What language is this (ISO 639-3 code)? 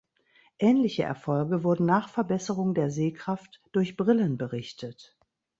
deu